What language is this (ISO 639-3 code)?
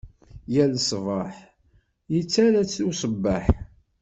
kab